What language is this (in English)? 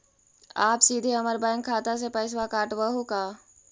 Magahi